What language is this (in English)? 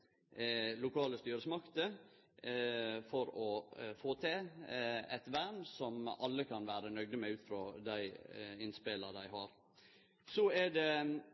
Norwegian Nynorsk